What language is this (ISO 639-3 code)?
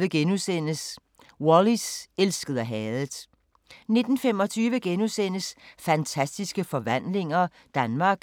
dan